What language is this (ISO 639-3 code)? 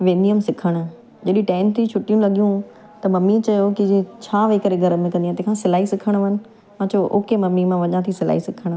snd